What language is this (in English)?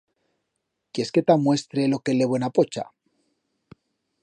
Aragonese